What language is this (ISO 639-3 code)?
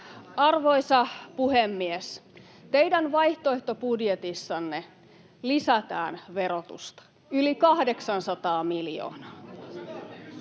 fin